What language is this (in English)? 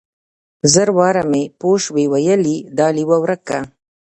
Pashto